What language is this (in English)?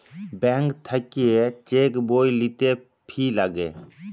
Bangla